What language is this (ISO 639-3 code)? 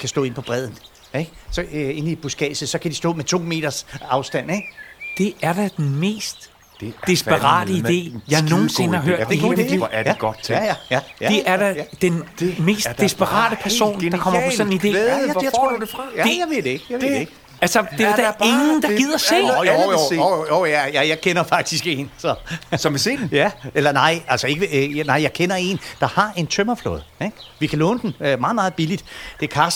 dan